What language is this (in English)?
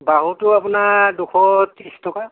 Assamese